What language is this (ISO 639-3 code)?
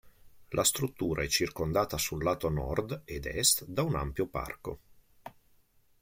ita